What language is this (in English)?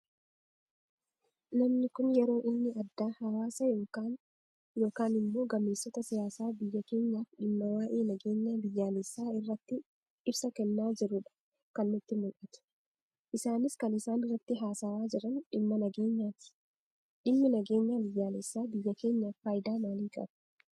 Oromo